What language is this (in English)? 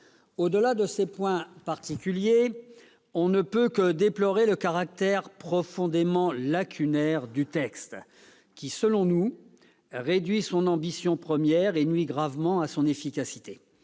French